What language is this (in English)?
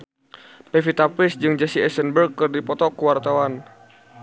Sundanese